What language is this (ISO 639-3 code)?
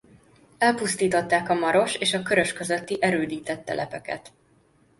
hun